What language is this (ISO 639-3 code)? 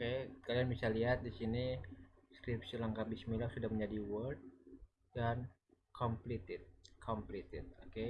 ind